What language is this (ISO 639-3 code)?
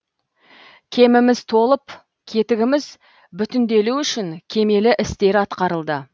kaz